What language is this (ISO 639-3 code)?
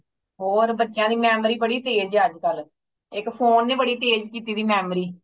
pan